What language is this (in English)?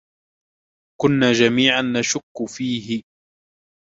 Arabic